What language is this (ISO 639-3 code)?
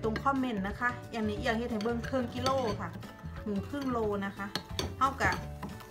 tha